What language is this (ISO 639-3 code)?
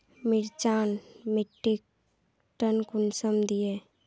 mag